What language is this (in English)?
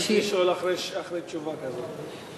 Hebrew